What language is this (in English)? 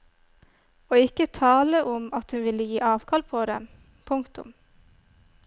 Norwegian